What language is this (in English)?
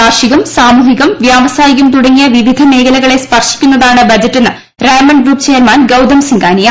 Malayalam